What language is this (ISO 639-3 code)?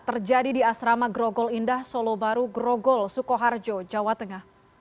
ind